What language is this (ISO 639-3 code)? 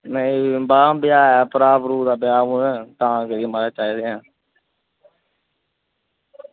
doi